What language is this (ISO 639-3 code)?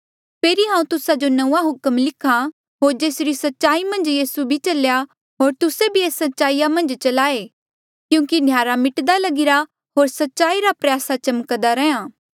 mjl